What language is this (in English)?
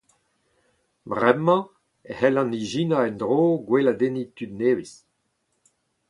Breton